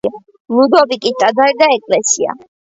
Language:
Georgian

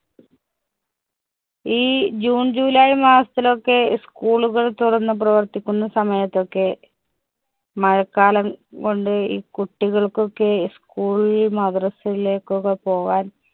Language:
Malayalam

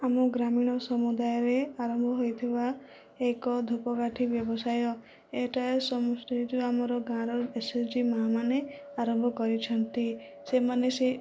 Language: Odia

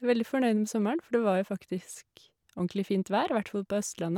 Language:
Norwegian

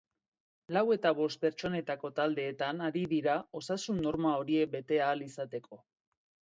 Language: Basque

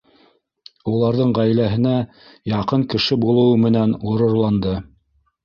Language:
Bashkir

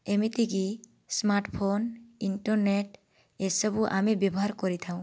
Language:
Odia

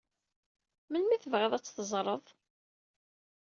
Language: Kabyle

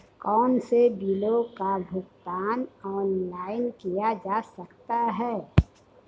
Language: Hindi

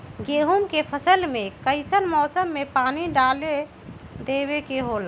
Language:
Magahi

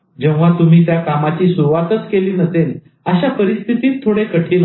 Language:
Marathi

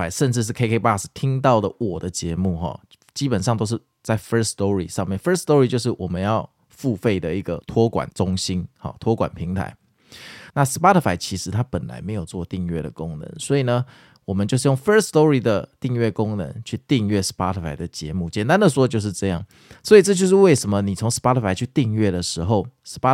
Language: Chinese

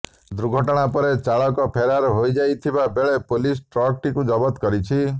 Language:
Odia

